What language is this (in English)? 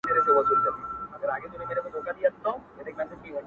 Pashto